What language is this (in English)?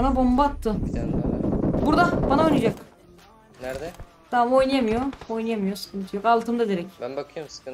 Turkish